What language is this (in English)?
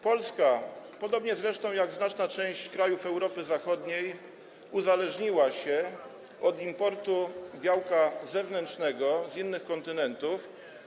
Polish